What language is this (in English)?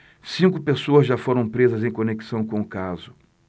Portuguese